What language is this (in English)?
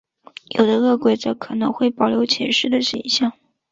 Chinese